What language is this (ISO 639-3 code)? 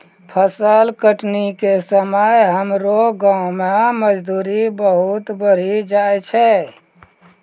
mai